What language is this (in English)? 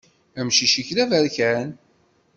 Kabyle